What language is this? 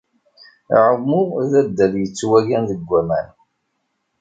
Kabyle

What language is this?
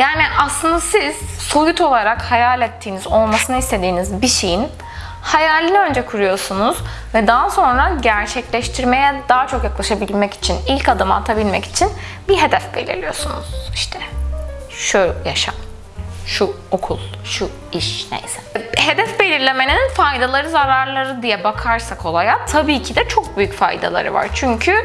Turkish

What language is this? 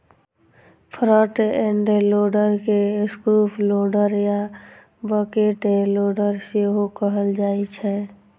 Maithili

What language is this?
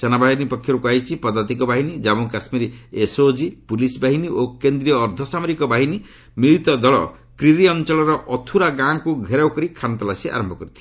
Odia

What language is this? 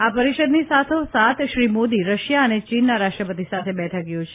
Gujarati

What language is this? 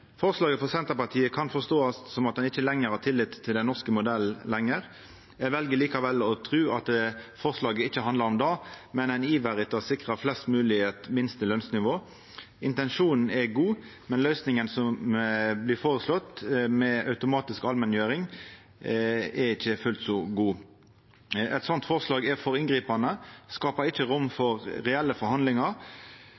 Norwegian Nynorsk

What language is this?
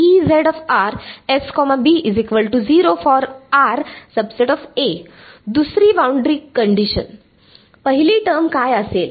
Marathi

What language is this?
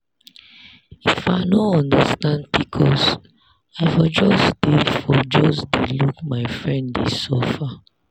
Nigerian Pidgin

